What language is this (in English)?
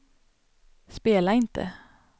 Swedish